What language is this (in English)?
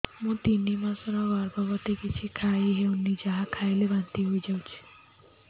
Odia